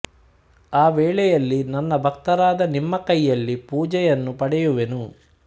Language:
Kannada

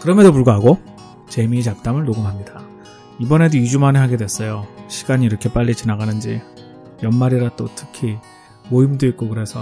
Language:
Korean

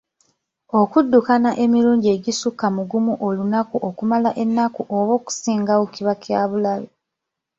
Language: Ganda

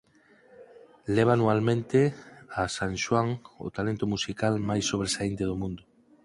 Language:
Galician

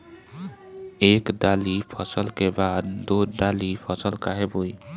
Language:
Bhojpuri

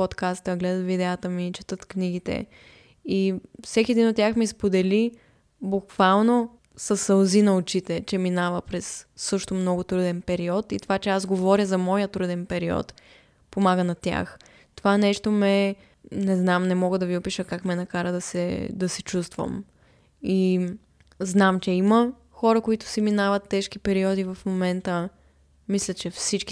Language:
Bulgarian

